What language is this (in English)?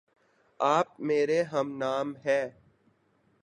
Urdu